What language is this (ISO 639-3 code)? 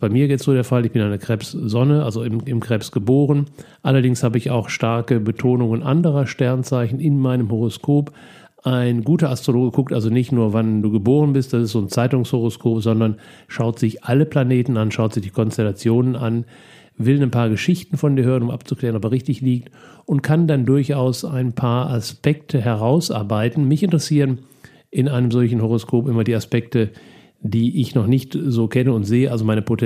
deu